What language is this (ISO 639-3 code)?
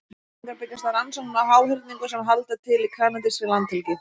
isl